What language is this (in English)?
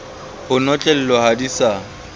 Southern Sotho